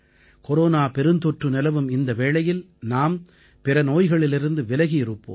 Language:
Tamil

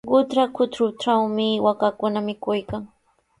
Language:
Sihuas Ancash Quechua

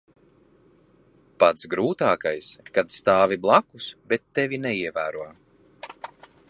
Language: Latvian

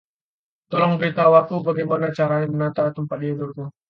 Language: Indonesian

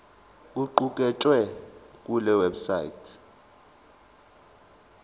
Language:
Zulu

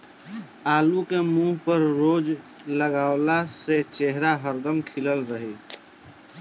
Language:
Bhojpuri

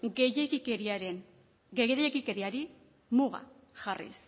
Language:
Basque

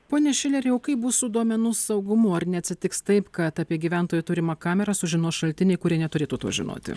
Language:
Lithuanian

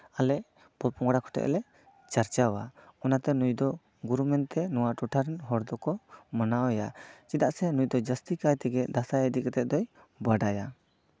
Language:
Santali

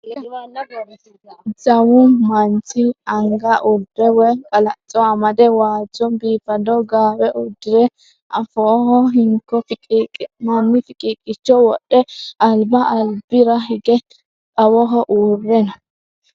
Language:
Sidamo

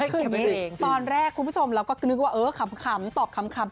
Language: Thai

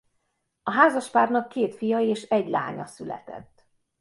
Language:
Hungarian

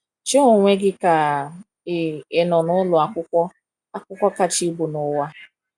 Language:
Igbo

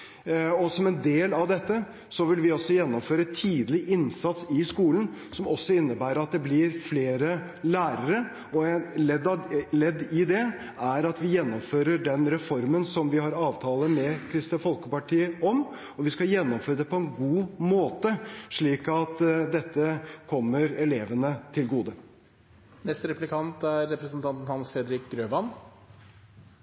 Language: Norwegian Bokmål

